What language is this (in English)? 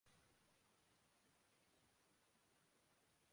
Urdu